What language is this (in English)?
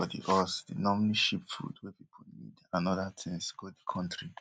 Nigerian Pidgin